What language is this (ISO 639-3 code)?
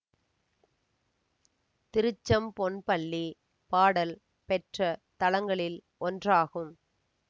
tam